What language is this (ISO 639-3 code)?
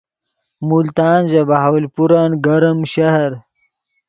ydg